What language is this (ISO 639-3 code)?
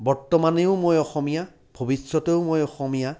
asm